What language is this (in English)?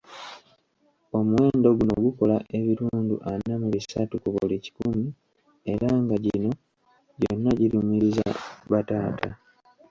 Ganda